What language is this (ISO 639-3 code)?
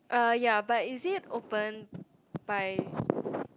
eng